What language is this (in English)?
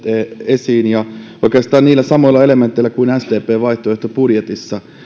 Finnish